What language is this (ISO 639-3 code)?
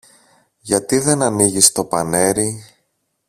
ell